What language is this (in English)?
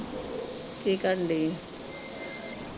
Punjabi